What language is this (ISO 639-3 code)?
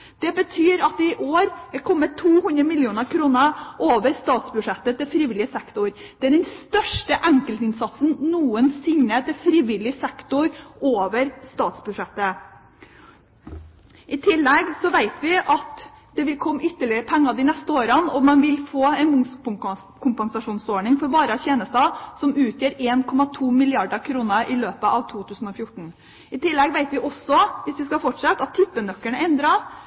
nob